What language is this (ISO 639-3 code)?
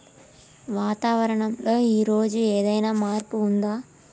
tel